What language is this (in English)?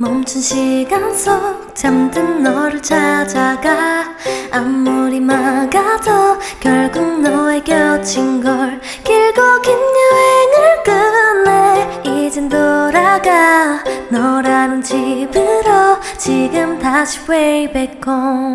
Korean